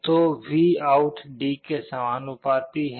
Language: Hindi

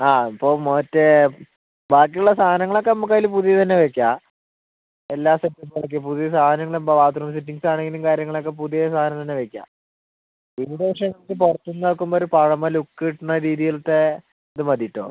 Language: Malayalam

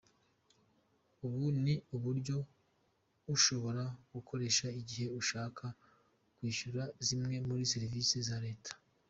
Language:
Kinyarwanda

